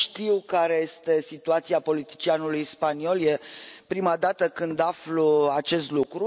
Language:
Romanian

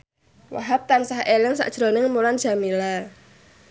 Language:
Javanese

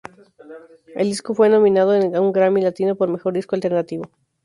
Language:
Spanish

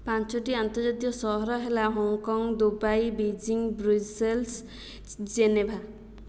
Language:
Odia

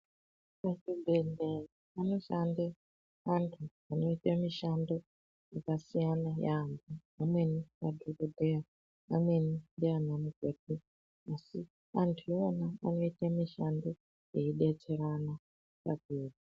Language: Ndau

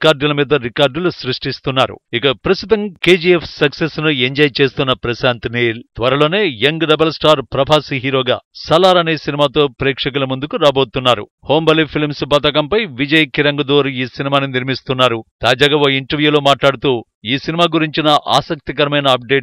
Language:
Telugu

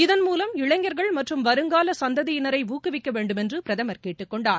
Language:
Tamil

